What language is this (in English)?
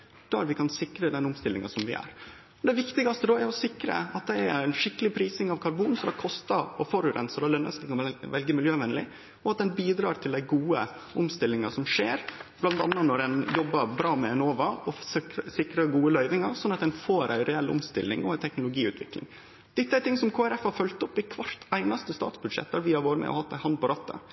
Norwegian Nynorsk